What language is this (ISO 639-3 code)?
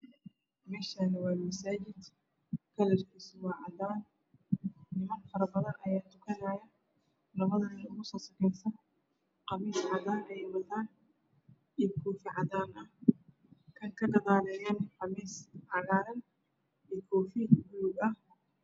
som